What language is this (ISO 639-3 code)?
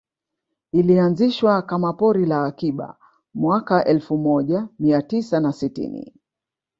swa